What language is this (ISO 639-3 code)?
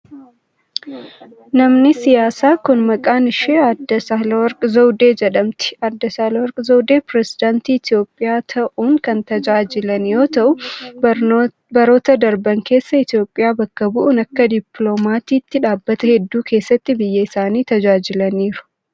orm